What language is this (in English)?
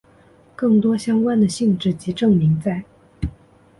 Chinese